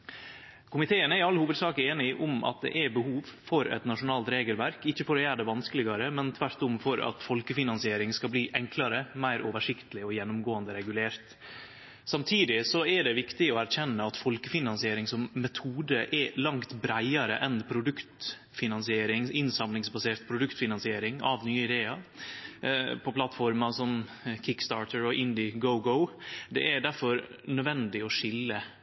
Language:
Norwegian Nynorsk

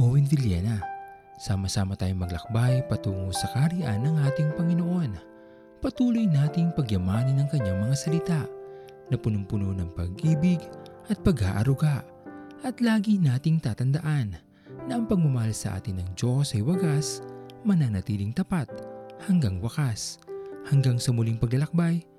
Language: Filipino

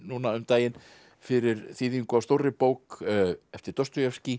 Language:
Icelandic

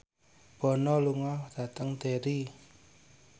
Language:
Javanese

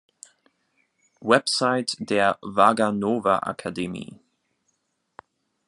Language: German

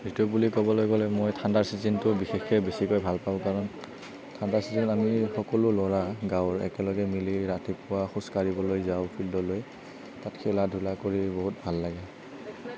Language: Assamese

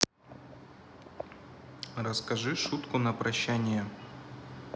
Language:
Russian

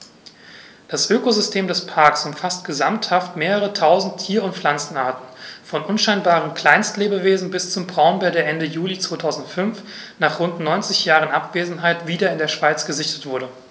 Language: German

